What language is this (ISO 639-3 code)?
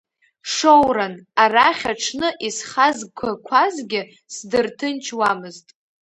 abk